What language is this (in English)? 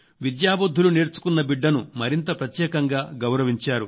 Telugu